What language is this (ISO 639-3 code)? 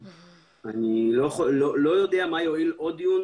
heb